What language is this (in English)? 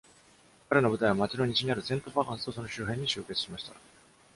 Japanese